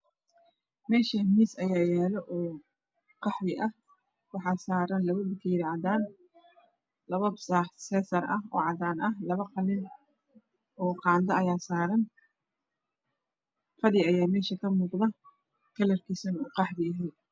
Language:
Somali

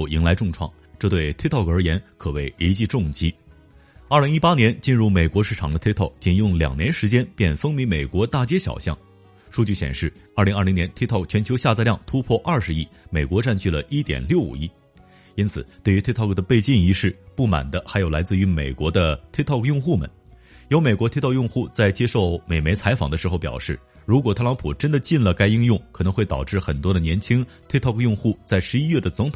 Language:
Chinese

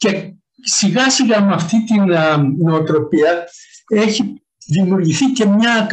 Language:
Greek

